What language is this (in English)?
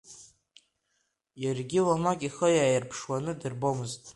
Abkhazian